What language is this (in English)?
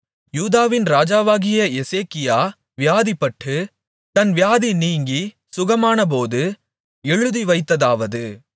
Tamil